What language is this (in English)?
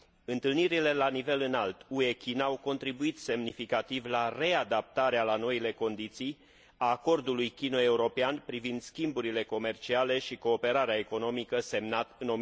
Romanian